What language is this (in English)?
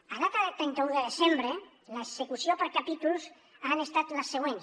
Catalan